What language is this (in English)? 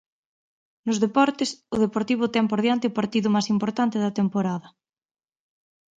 Galician